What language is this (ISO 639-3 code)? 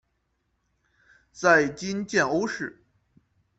zho